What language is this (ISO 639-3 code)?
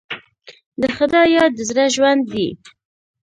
pus